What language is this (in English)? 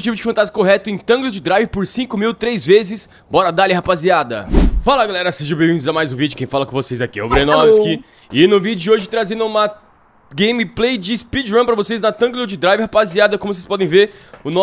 Portuguese